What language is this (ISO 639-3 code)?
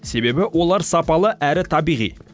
kaz